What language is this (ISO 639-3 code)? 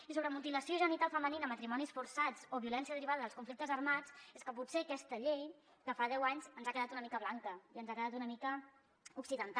cat